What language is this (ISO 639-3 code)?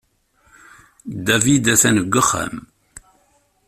kab